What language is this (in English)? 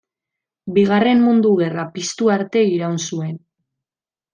Basque